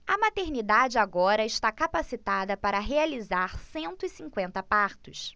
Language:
Portuguese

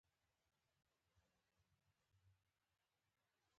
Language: Pashto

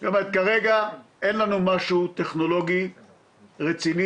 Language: Hebrew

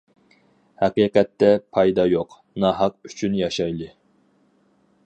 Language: Uyghur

